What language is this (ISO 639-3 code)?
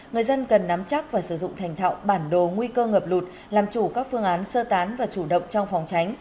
vie